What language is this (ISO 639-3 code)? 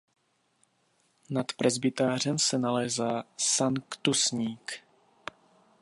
ces